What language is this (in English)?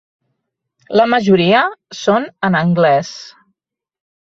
Catalan